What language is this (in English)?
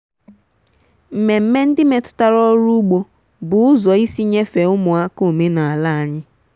Igbo